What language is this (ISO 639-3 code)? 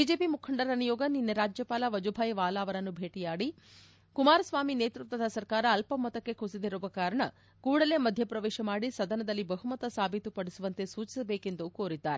kan